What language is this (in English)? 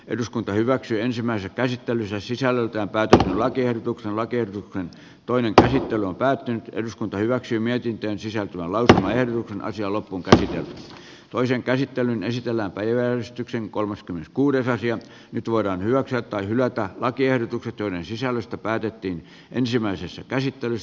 Finnish